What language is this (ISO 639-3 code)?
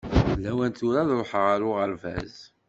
kab